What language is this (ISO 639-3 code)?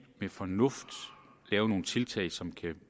dan